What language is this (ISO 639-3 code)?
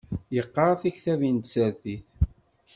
kab